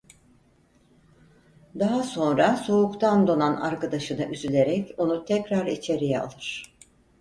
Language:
Turkish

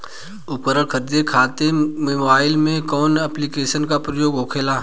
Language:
Bhojpuri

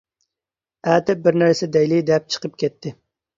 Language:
Uyghur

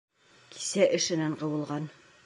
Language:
Bashkir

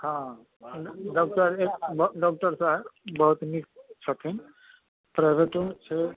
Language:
Maithili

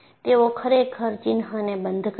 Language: Gujarati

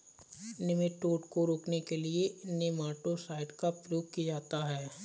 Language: Hindi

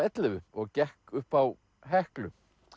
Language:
Icelandic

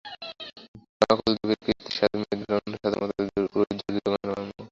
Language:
Bangla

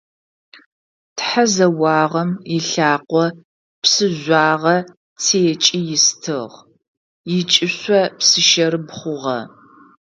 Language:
Adyghe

